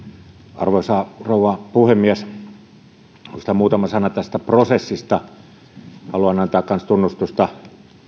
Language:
Finnish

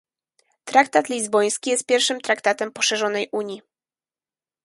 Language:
Polish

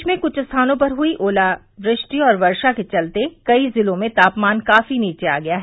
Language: Hindi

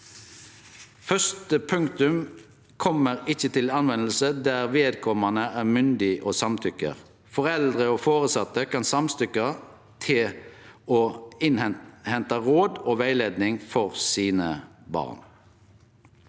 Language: Norwegian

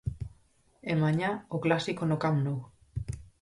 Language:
Galician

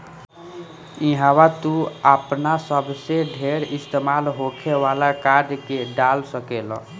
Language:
Bhojpuri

